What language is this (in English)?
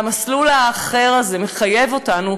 Hebrew